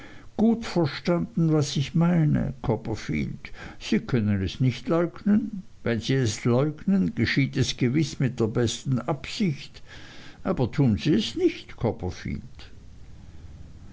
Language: German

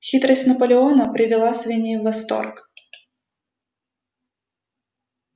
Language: Russian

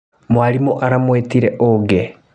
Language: Kikuyu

